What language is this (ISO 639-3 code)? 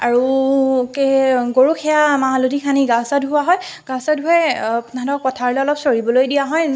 asm